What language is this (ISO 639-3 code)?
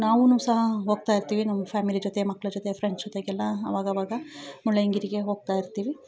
kan